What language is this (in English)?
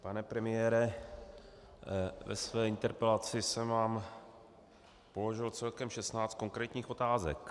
Czech